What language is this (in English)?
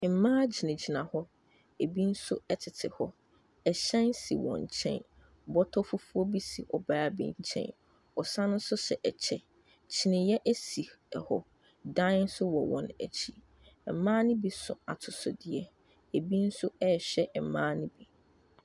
Akan